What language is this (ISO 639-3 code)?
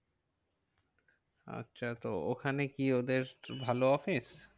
ben